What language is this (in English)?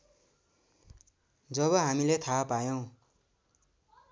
Nepali